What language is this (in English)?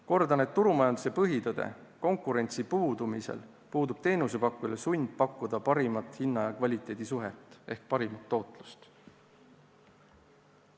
Estonian